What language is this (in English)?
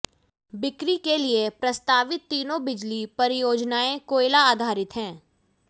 Hindi